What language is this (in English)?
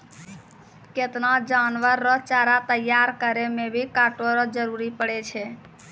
Maithili